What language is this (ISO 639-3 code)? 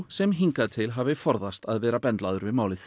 isl